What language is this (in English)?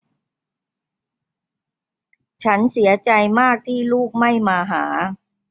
Thai